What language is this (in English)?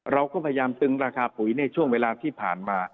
Thai